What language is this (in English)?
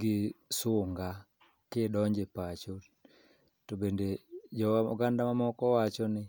Luo (Kenya and Tanzania)